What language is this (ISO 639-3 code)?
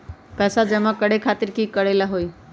mag